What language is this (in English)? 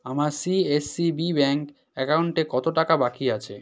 Bangla